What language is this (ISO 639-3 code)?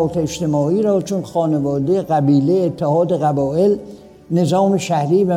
fas